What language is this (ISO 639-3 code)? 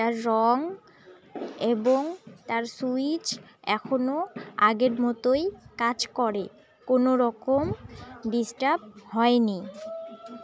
ben